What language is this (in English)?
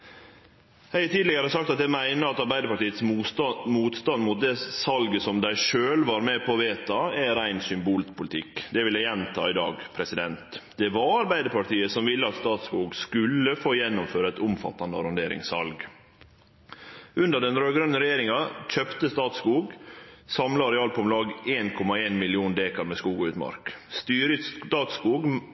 Norwegian Nynorsk